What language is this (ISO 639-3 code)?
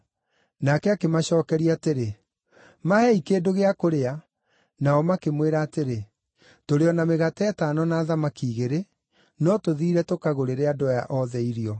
kik